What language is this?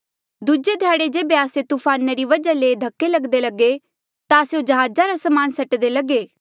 Mandeali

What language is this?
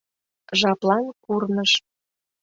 Mari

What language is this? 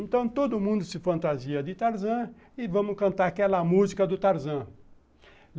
Portuguese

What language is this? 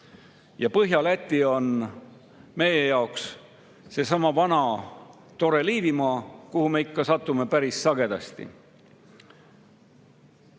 Estonian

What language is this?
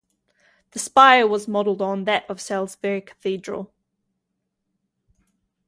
English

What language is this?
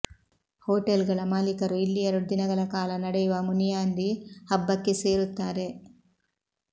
Kannada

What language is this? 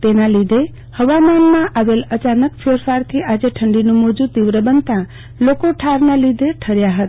Gujarati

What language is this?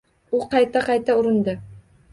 Uzbek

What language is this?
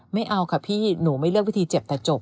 Thai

